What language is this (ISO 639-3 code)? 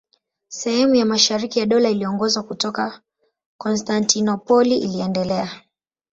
swa